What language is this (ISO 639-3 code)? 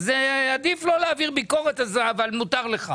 heb